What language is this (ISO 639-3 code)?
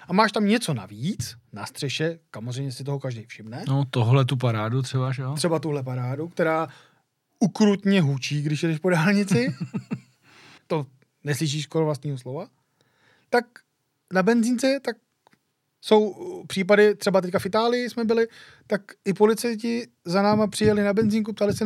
ces